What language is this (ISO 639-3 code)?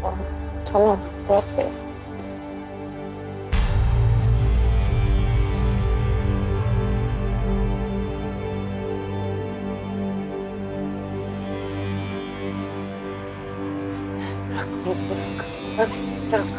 tur